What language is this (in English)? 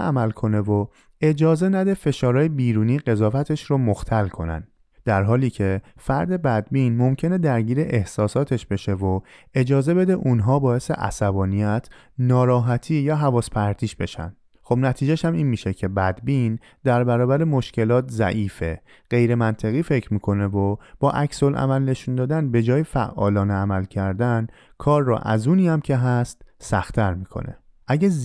Persian